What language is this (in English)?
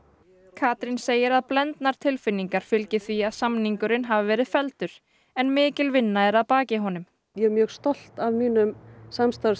Icelandic